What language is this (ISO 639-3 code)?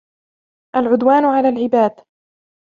ara